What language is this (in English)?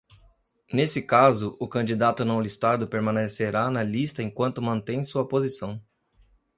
Portuguese